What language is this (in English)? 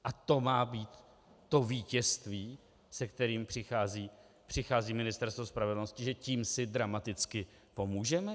Czech